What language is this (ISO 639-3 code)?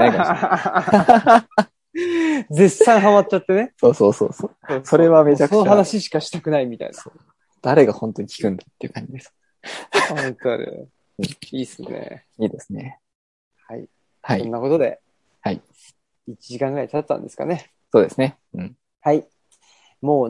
jpn